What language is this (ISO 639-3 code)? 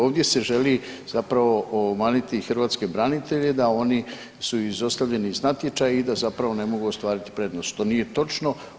hrv